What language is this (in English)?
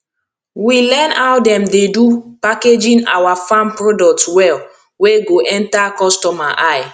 Nigerian Pidgin